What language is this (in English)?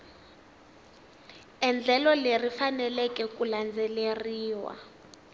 Tsonga